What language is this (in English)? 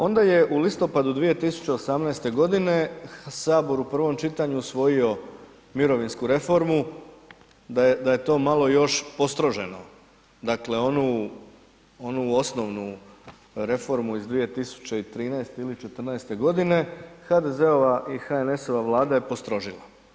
Croatian